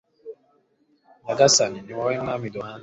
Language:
Kinyarwanda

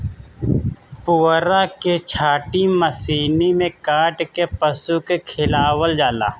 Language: Bhojpuri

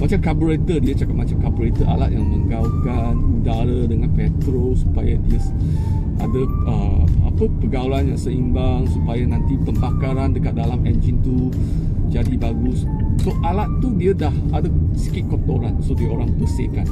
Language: Malay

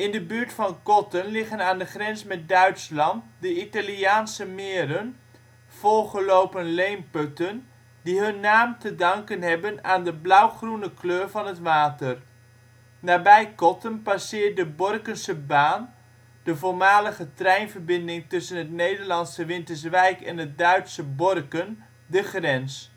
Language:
Dutch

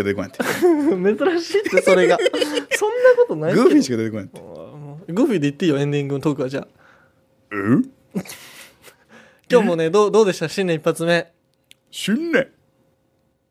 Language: Japanese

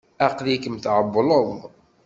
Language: Kabyle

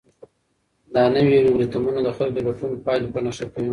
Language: Pashto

